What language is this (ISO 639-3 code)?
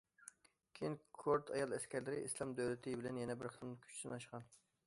uig